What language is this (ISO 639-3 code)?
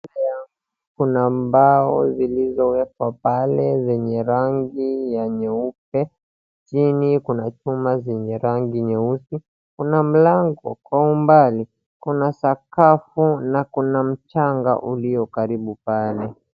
swa